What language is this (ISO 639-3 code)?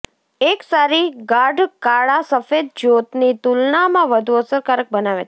guj